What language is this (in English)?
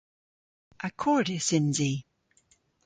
Cornish